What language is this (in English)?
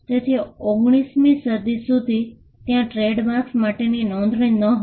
Gujarati